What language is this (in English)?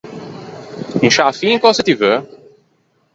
Ligurian